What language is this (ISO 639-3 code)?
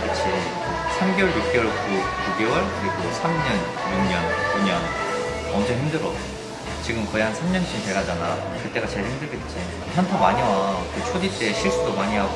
kor